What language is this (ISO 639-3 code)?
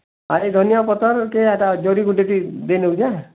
ori